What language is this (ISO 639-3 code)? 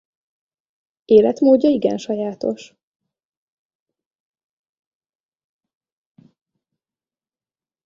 hun